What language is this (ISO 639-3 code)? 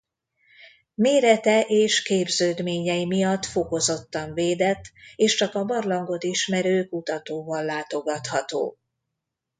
hun